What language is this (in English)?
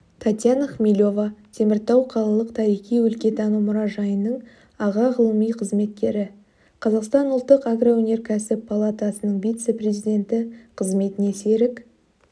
Kazakh